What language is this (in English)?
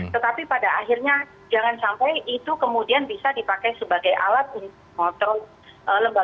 Indonesian